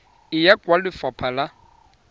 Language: Tswana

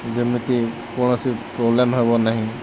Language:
Odia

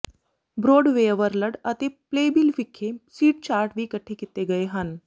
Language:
Punjabi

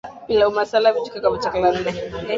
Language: Swahili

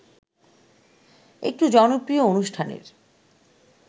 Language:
Bangla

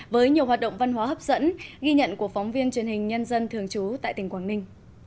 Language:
Vietnamese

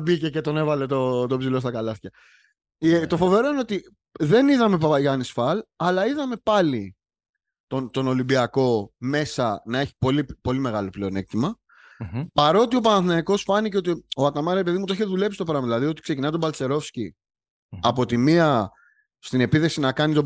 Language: Greek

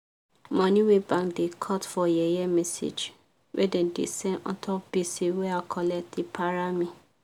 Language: Nigerian Pidgin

